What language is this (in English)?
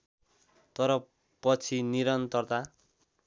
Nepali